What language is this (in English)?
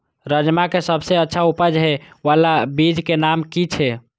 Maithili